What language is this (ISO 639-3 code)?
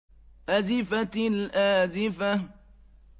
ara